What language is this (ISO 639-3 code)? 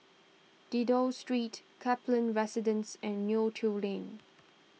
eng